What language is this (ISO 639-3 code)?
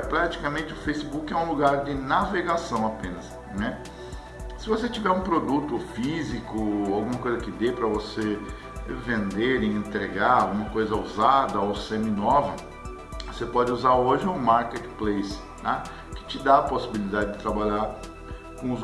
por